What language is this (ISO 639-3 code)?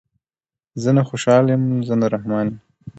pus